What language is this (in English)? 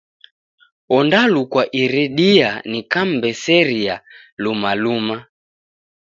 Taita